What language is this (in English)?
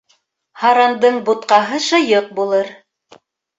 Bashkir